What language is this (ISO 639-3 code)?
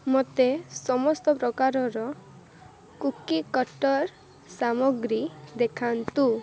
ori